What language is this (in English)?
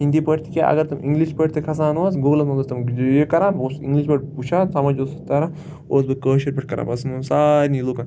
Kashmiri